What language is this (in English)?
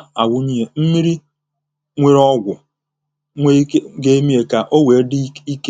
Igbo